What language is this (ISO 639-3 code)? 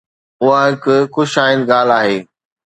snd